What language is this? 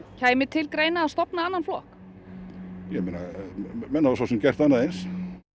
Icelandic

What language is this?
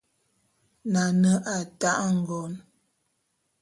Bulu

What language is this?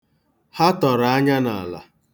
Igbo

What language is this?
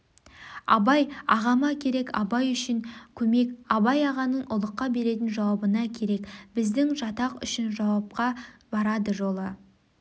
Kazakh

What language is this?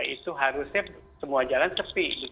Indonesian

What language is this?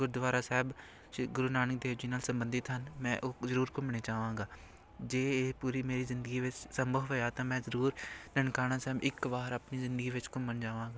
Punjabi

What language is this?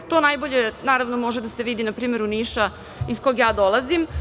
Serbian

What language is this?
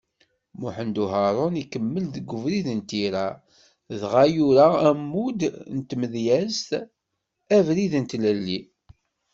Kabyle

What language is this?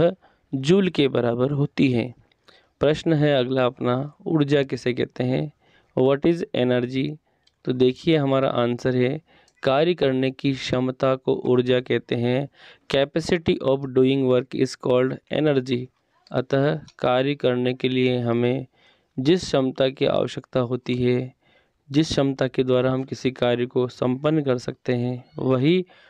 Hindi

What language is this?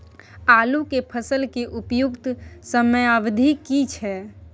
Maithili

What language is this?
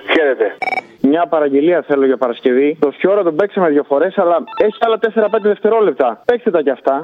Greek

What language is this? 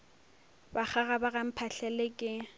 Northern Sotho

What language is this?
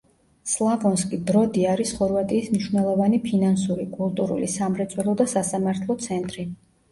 Georgian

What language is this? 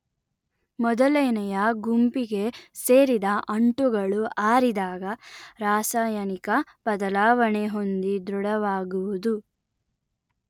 Kannada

